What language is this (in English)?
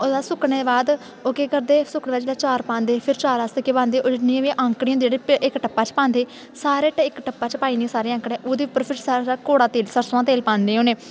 Dogri